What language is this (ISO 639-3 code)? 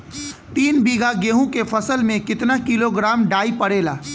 bho